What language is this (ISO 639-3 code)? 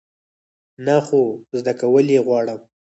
pus